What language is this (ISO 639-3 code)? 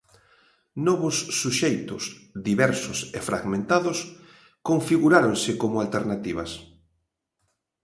glg